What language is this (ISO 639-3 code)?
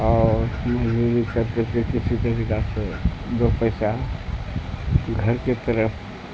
urd